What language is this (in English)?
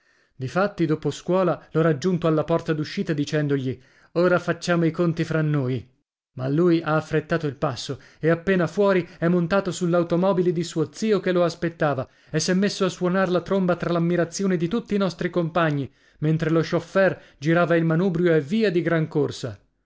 Italian